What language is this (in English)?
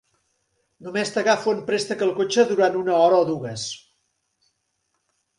Catalan